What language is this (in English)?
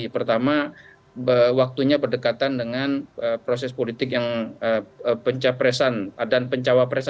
Indonesian